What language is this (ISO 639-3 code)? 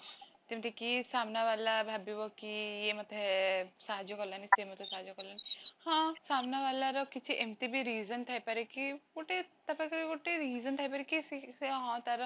ori